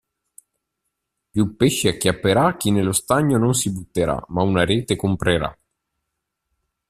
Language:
Italian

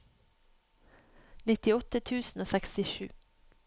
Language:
Norwegian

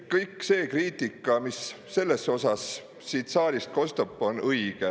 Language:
Estonian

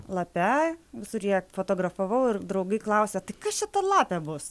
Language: Lithuanian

